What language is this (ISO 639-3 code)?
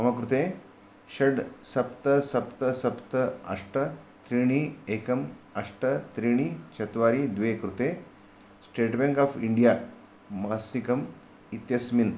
san